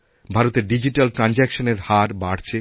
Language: Bangla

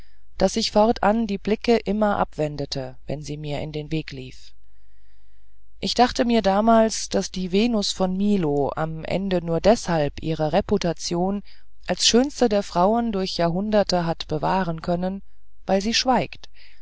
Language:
German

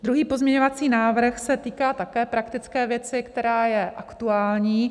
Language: Czech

